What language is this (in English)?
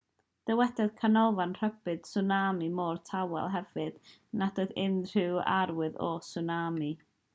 Welsh